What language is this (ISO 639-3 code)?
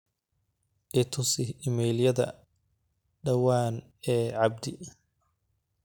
som